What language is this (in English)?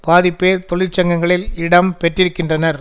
Tamil